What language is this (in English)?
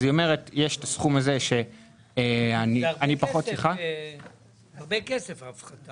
Hebrew